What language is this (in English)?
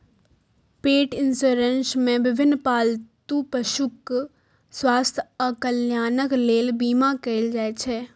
Maithili